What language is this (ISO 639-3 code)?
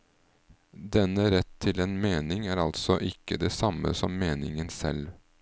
nor